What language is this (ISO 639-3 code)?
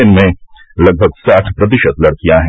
hin